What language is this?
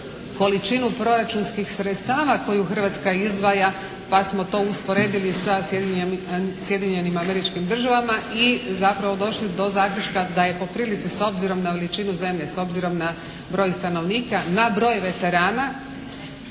Croatian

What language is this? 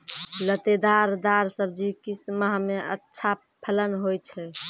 Maithili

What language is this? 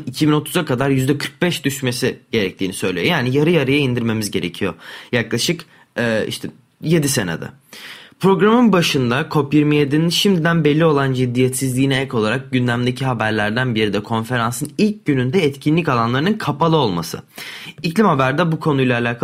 Turkish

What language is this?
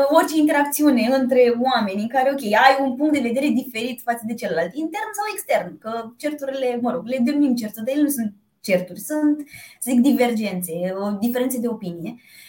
Romanian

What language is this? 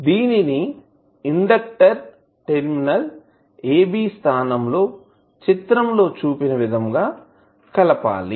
Telugu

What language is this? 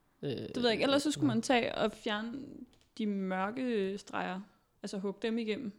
Danish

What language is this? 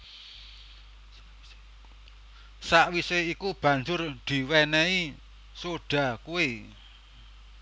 Javanese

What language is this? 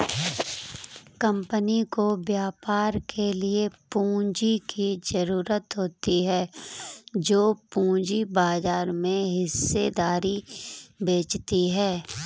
Hindi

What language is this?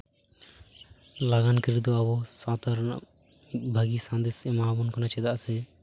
Santali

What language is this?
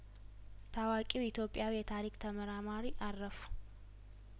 Amharic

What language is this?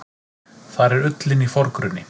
Icelandic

